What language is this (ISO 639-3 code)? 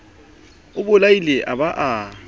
sot